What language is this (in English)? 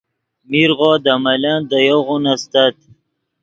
Yidgha